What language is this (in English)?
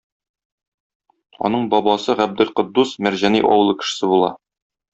Tatar